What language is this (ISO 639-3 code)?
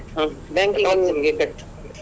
kan